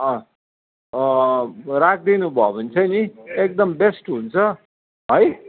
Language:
Nepali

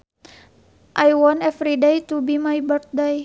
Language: Sundanese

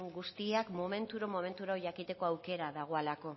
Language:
Basque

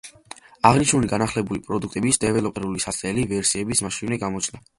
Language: Georgian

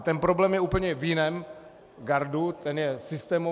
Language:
Czech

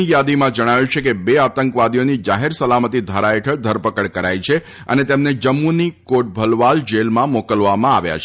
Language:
Gujarati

